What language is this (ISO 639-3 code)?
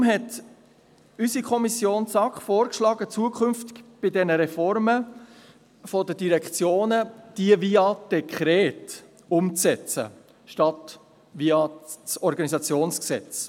gsw